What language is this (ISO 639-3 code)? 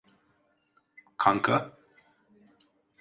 tur